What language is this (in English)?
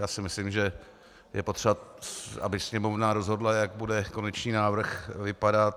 Czech